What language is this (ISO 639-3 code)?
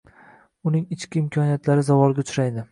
uzb